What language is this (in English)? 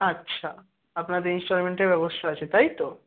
Bangla